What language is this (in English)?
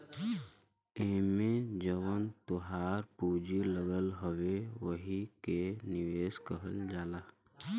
Bhojpuri